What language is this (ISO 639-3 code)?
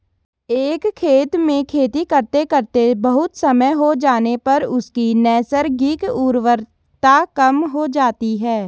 hin